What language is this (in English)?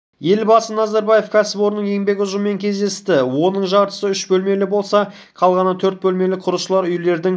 Kazakh